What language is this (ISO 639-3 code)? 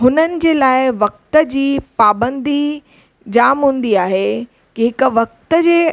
snd